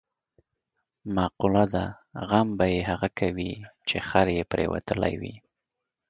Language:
Pashto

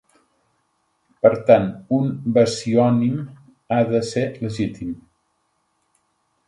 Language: Catalan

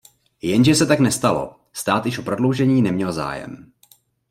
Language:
Czech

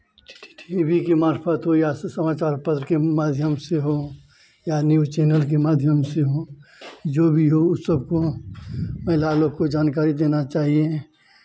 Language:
Hindi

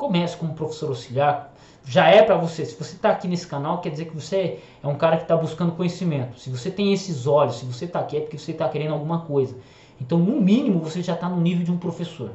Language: Portuguese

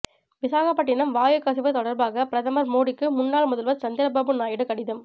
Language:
Tamil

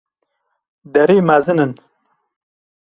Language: Kurdish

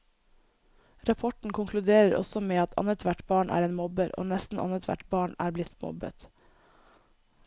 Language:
Norwegian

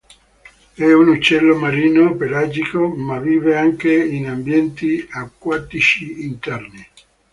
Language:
Italian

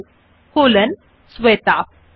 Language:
Bangla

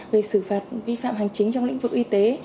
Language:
Vietnamese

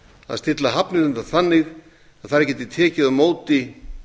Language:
Icelandic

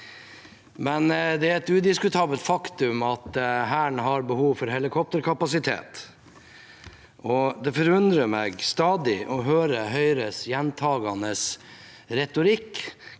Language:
Norwegian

